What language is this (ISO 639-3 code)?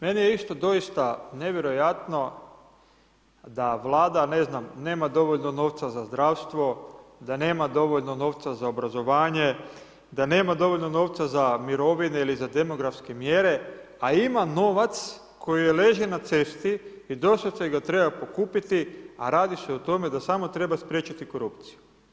hrv